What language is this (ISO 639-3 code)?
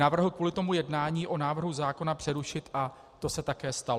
ces